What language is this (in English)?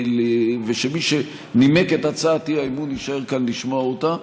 Hebrew